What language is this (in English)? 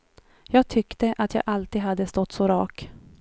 Swedish